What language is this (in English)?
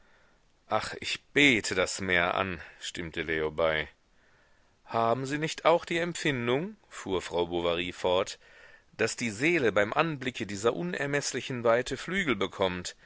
German